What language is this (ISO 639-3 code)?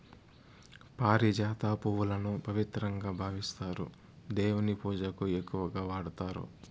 tel